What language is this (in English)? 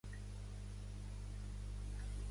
Catalan